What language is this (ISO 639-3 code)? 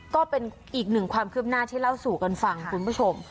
tha